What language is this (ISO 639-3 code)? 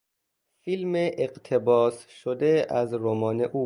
fas